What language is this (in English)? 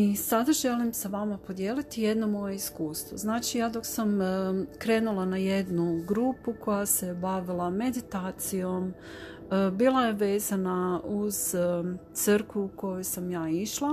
Croatian